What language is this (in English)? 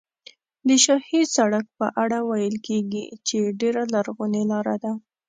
Pashto